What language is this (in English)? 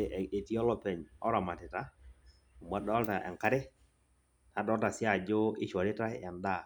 Masai